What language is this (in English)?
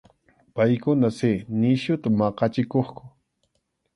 Arequipa-La Unión Quechua